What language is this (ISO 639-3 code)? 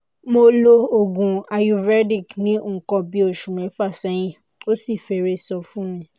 yor